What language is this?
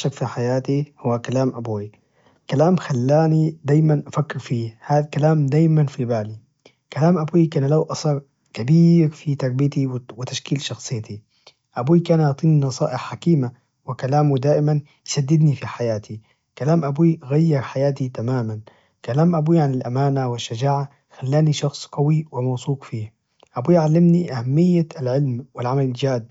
Najdi Arabic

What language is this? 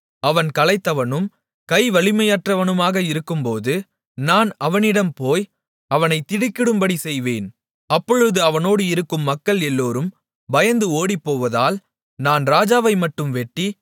Tamil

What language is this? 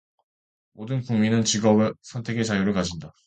Korean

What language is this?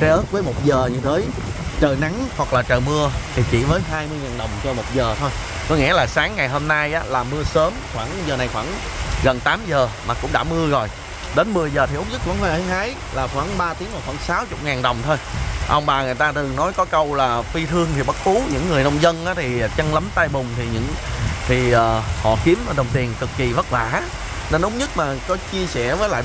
Vietnamese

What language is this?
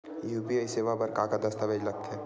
Chhattisgarhi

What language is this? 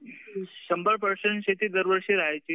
Marathi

